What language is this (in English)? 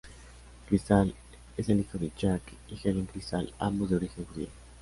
Spanish